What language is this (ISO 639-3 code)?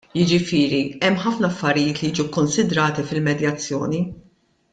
mlt